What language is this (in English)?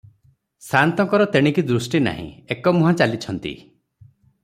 Odia